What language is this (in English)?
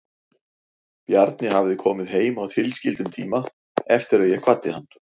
Icelandic